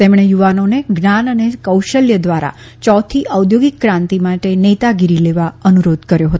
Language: Gujarati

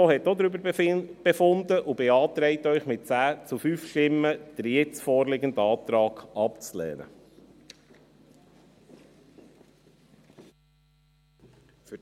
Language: Swiss German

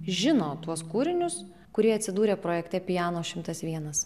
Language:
Lithuanian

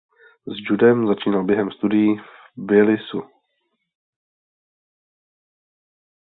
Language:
Czech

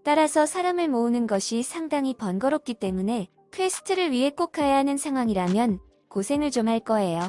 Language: Korean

